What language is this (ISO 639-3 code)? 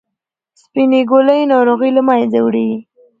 pus